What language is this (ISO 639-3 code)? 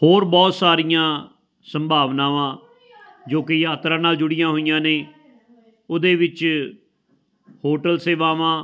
pan